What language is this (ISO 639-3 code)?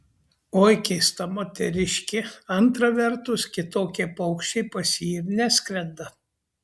lit